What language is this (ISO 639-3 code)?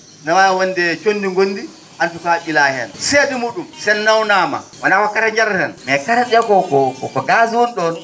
ful